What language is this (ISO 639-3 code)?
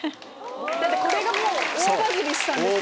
jpn